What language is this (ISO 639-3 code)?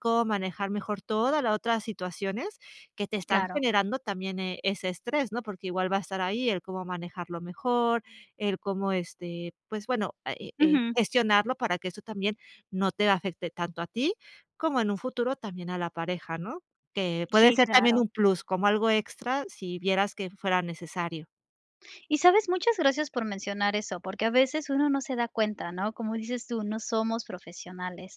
spa